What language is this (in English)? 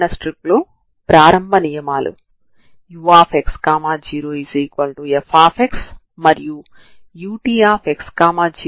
Telugu